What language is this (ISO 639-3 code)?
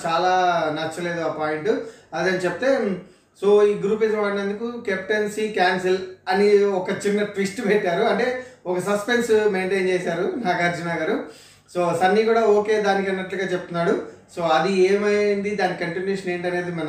tel